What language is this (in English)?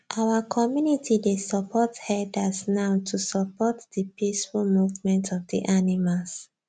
Nigerian Pidgin